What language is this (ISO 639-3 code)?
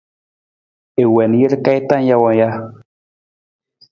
nmz